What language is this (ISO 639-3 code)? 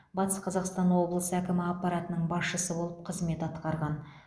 kaz